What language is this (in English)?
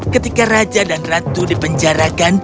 Indonesian